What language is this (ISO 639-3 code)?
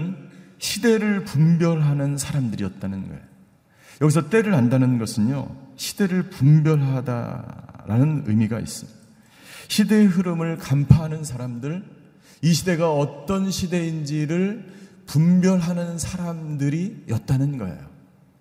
kor